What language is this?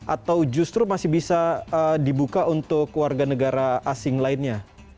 Indonesian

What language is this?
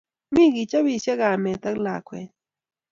Kalenjin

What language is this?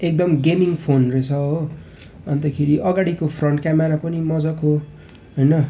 Nepali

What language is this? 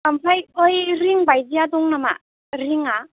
Bodo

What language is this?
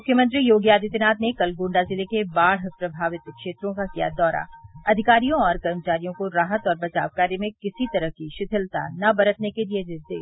Hindi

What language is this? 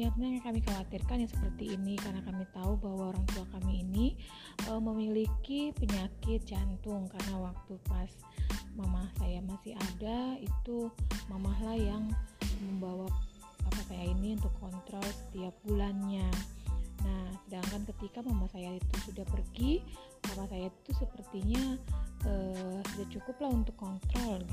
Indonesian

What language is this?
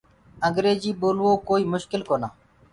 Gurgula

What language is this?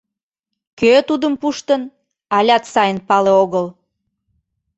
Mari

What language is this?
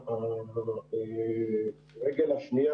Hebrew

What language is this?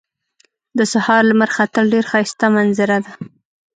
Pashto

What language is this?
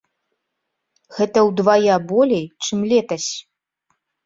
Belarusian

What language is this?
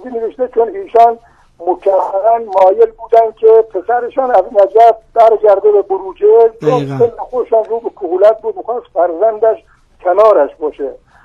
Persian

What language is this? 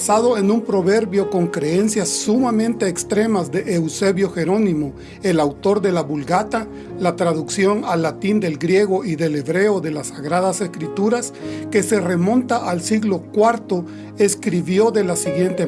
Spanish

